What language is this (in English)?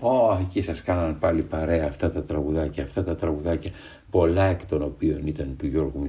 Greek